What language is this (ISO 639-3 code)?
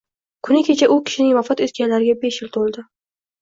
uzb